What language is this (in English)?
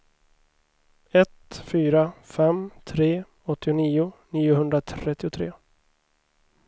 Swedish